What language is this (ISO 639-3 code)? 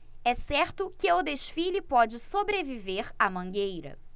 por